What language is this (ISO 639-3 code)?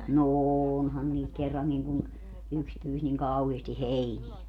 fin